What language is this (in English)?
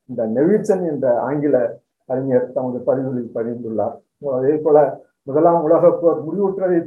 Tamil